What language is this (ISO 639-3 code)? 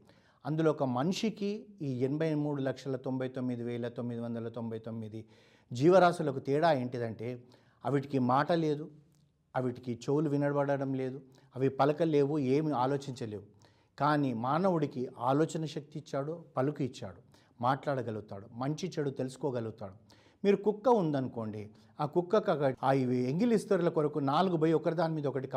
tel